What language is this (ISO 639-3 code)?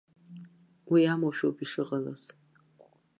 abk